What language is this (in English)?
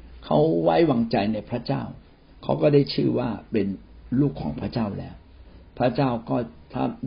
Thai